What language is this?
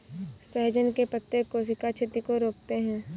Hindi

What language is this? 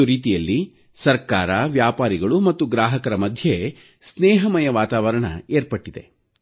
Kannada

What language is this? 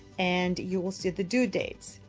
English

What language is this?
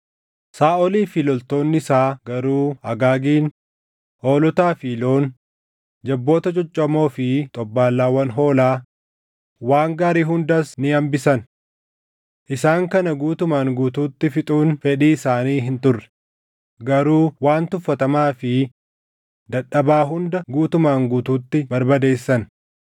Oromo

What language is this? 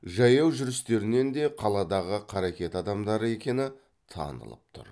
Kazakh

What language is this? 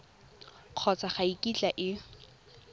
Tswana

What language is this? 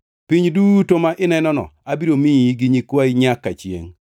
Luo (Kenya and Tanzania)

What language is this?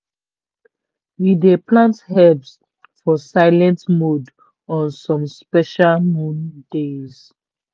Nigerian Pidgin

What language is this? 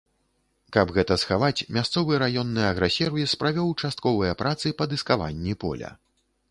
Belarusian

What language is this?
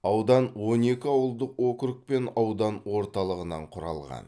Kazakh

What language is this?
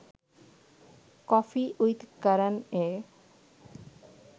Bangla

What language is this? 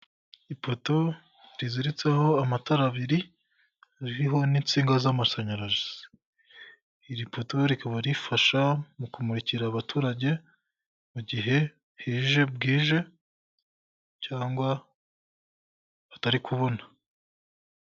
Kinyarwanda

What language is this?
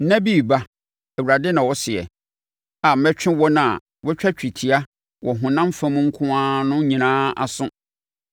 Akan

